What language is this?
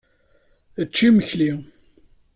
Kabyle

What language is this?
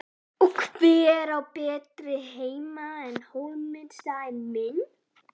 Icelandic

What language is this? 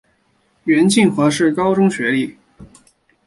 Chinese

